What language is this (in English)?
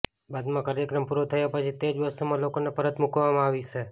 Gujarati